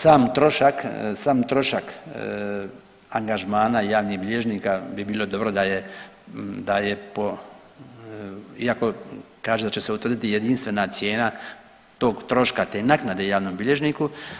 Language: Croatian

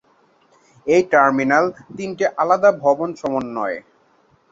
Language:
Bangla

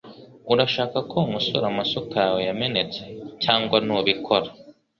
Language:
Kinyarwanda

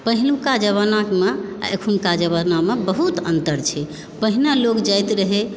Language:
Maithili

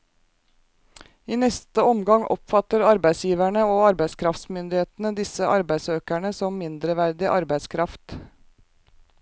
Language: Norwegian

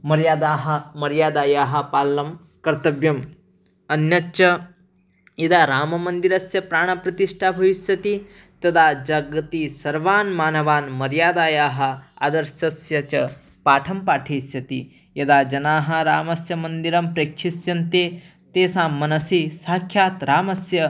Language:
Sanskrit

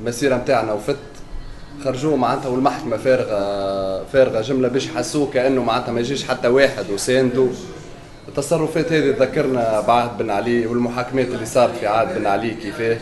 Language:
Arabic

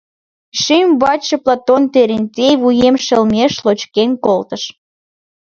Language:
Mari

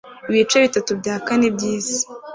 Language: Kinyarwanda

